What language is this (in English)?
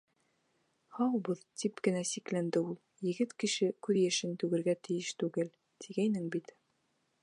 Bashkir